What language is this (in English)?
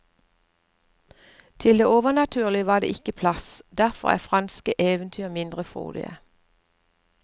Norwegian